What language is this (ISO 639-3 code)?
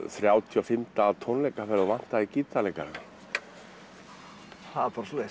isl